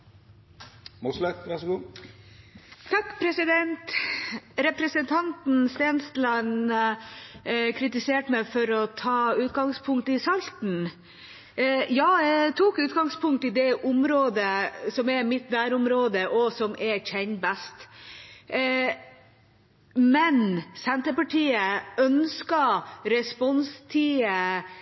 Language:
Norwegian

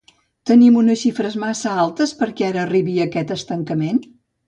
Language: Catalan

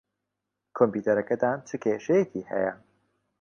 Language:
Central Kurdish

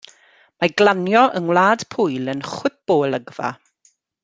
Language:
Welsh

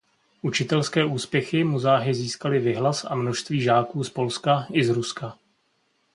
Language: Czech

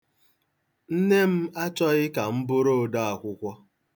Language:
Igbo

